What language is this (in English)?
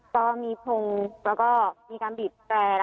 Thai